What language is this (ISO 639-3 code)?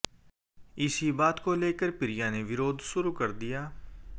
hin